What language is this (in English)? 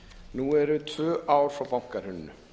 Icelandic